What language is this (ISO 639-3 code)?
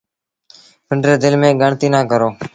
sbn